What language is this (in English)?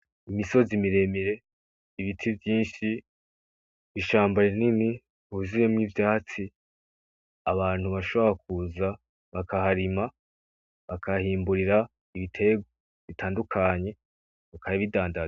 Rundi